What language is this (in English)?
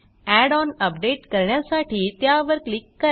Marathi